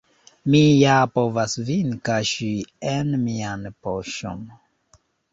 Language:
Esperanto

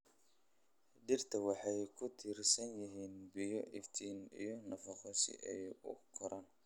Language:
Somali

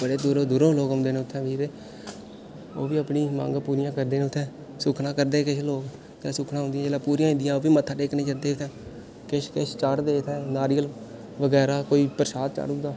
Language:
Dogri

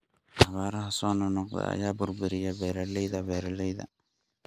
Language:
Somali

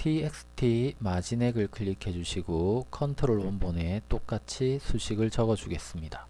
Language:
Korean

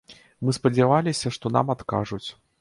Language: Belarusian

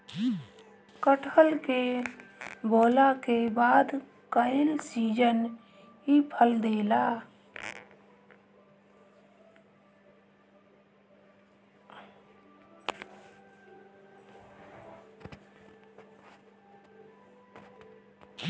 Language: Bhojpuri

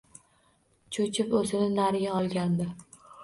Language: Uzbek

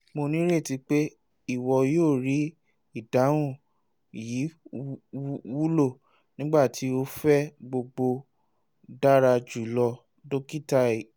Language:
Yoruba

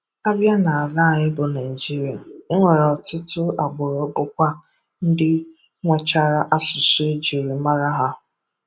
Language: Igbo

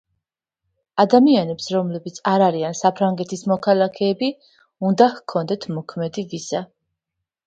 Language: Georgian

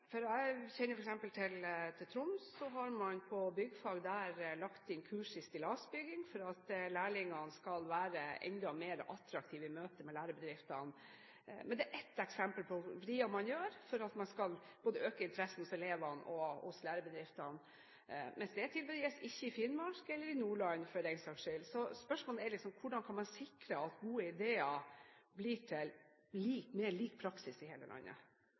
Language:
Norwegian Bokmål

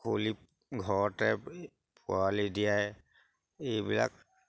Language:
Assamese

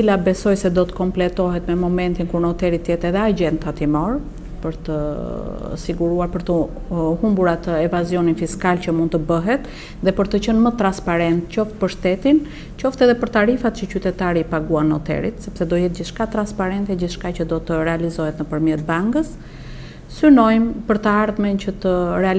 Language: Romanian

